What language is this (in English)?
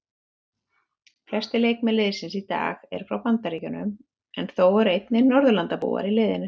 Icelandic